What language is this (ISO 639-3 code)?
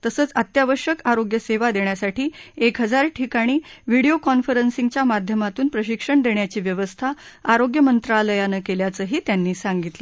mar